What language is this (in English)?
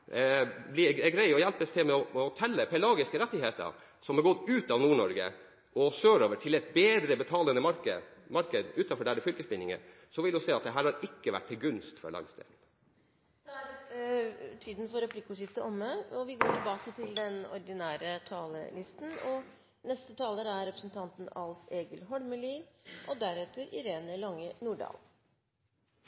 Norwegian